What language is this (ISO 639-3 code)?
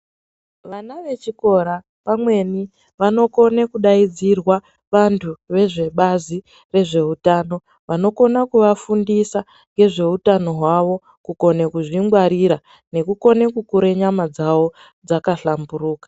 ndc